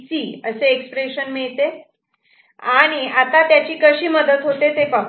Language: Marathi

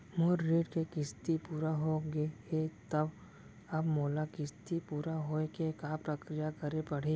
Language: Chhattisgarhi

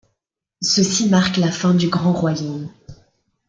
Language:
French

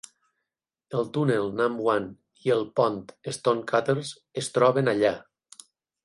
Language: Catalan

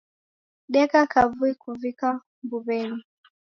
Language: Taita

